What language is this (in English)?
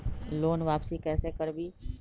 Magahi